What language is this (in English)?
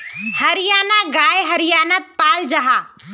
Magahi